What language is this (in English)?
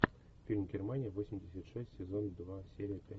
Russian